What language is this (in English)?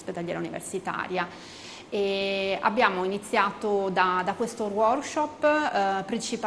Italian